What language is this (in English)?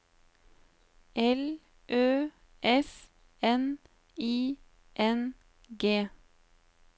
Norwegian